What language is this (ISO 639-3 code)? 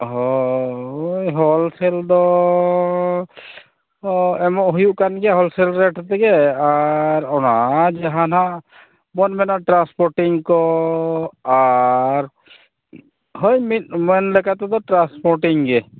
sat